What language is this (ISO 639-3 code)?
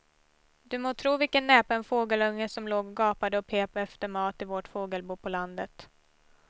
swe